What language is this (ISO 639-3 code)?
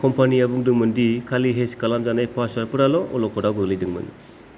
brx